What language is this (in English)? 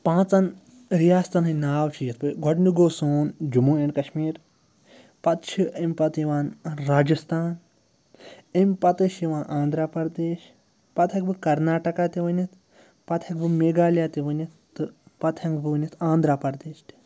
Kashmiri